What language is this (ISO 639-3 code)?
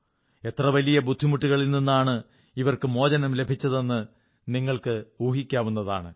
mal